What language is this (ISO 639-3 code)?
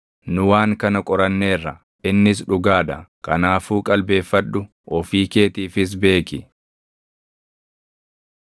orm